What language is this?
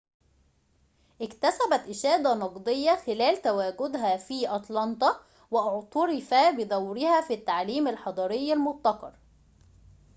Arabic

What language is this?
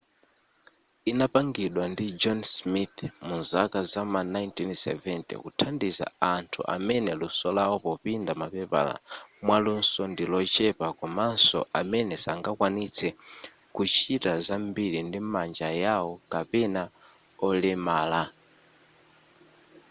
Nyanja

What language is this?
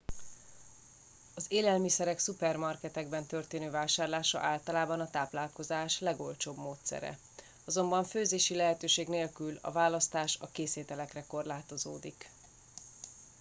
Hungarian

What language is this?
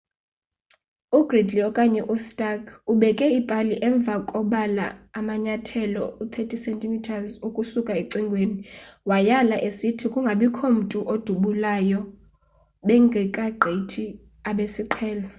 Xhosa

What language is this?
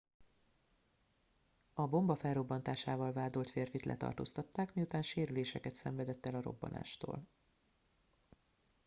Hungarian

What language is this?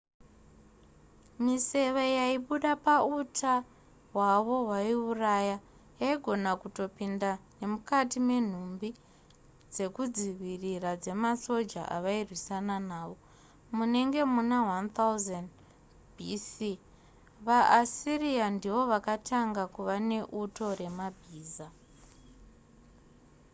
Shona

